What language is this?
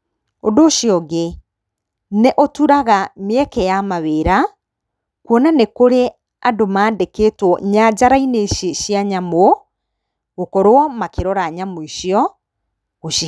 Kikuyu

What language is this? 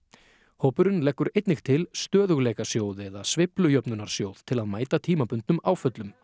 Icelandic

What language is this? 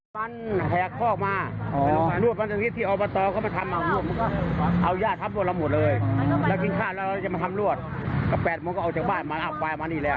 Thai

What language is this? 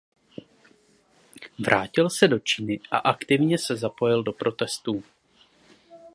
Czech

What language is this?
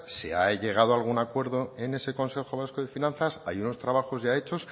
Spanish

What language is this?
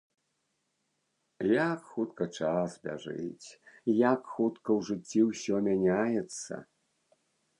Belarusian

